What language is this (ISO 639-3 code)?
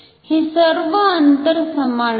mar